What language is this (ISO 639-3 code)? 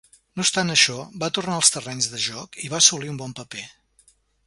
cat